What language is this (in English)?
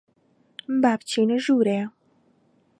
Central Kurdish